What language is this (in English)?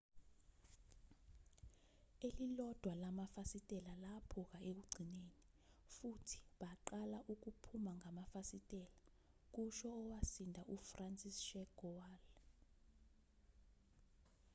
Zulu